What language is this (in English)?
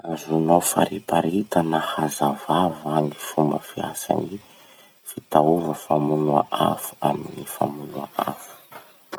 Masikoro Malagasy